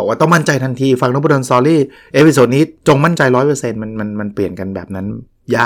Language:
Thai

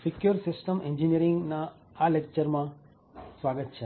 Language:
Gujarati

